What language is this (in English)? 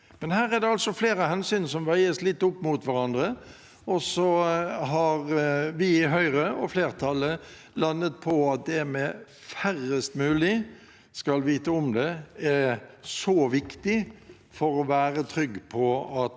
Norwegian